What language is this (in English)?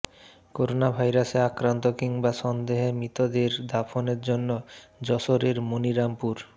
Bangla